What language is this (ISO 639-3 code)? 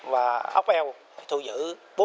vie